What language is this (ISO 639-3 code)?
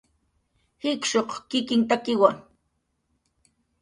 jqr